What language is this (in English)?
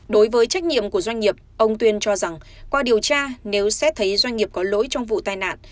Vietnamese